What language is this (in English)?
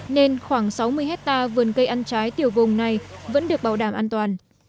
Vietnamese